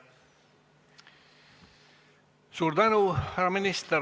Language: Estonian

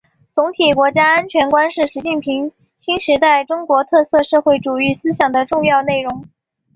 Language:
Chinese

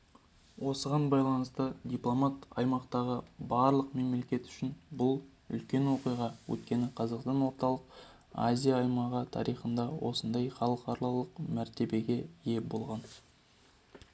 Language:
Kazakh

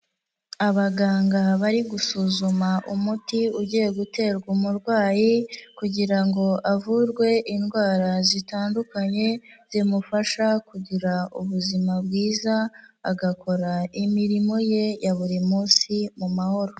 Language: Kinyarwanda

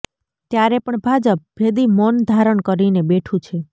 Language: Gujarati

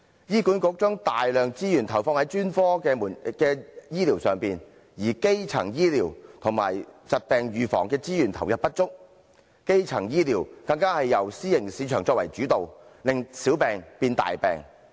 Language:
Cantonese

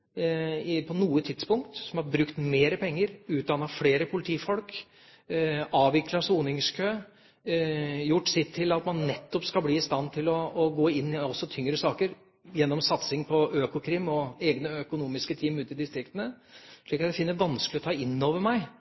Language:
Norwegian Bokmål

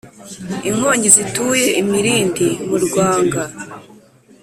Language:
Kinyarwanda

